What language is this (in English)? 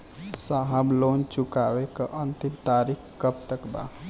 Bhojpuri